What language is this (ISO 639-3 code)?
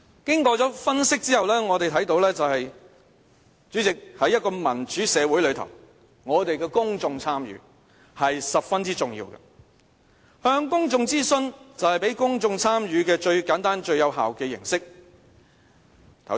yue